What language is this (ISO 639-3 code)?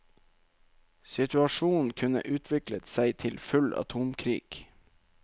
nor